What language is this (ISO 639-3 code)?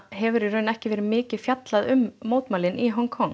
isl